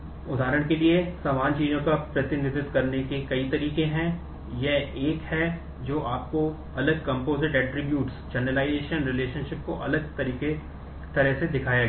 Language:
Hindi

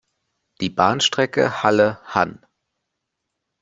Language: German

